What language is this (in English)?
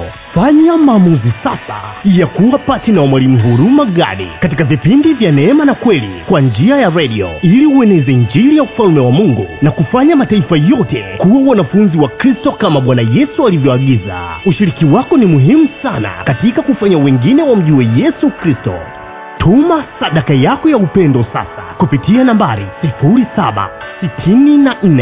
Swahili